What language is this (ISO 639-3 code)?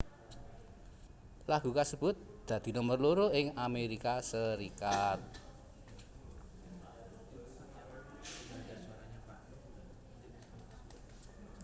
jav